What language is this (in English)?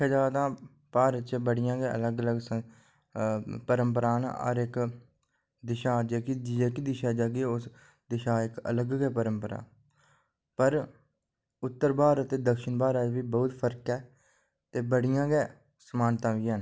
Dogri